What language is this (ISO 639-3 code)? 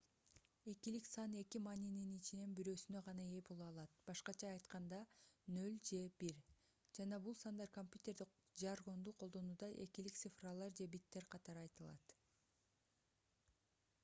kir